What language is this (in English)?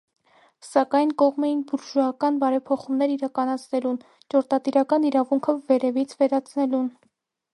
Armenian